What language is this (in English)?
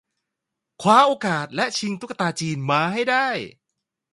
Thai